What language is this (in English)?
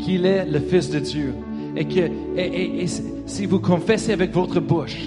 French